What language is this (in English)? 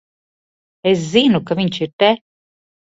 Latvian